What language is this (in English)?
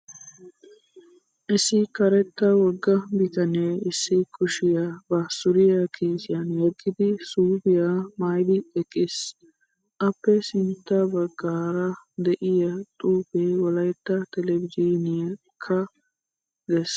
Wolaytta